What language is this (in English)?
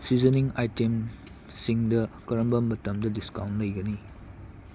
Manipuri